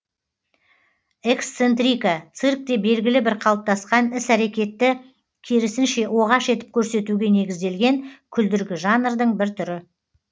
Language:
Kazakh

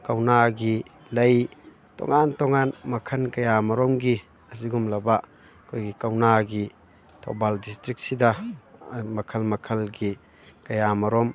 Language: Manipuri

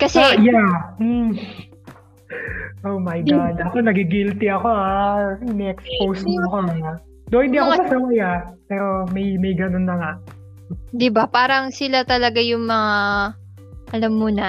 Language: Filipino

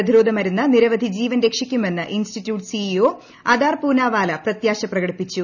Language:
Malayalam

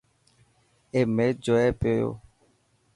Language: Dhatki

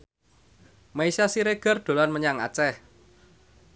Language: Javanese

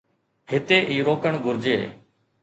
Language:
Sindhi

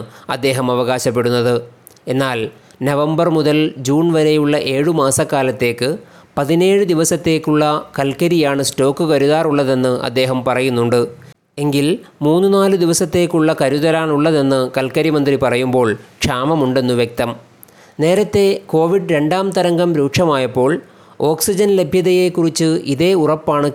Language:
Malayalam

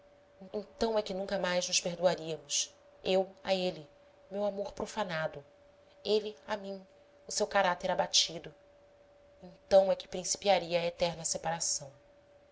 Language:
Portuguese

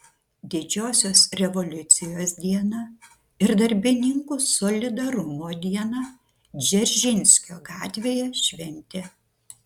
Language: Lithuanian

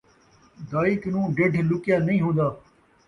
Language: Saraiki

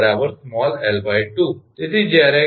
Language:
Gujarati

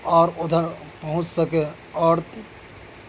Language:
Urdu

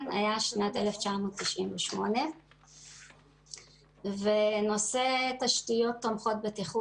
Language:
Hebrew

